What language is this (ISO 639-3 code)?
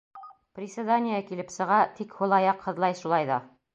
bak